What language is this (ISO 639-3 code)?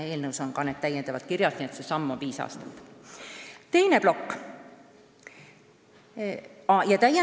est